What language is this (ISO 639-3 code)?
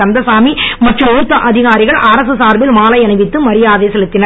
tam